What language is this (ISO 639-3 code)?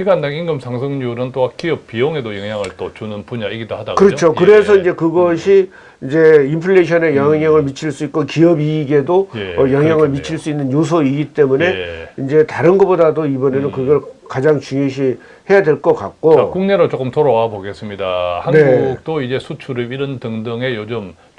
kor